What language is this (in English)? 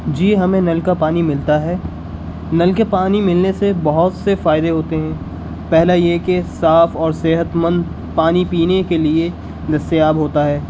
Urdu